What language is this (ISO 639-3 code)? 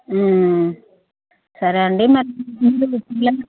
tel